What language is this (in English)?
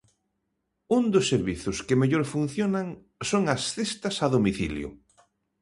Galician